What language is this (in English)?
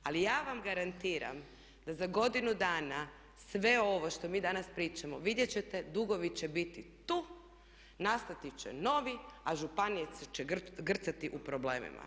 Croatian